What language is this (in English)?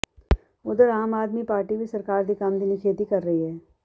Punjabi